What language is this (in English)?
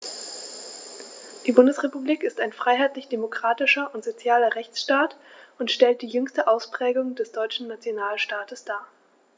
German